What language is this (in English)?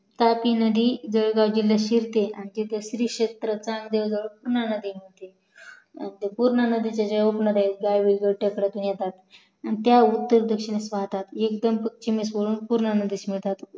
Marathi